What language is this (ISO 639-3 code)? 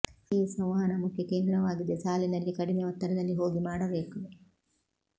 kan